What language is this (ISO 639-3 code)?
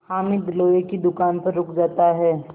hin